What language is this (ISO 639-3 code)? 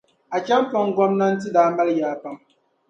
dag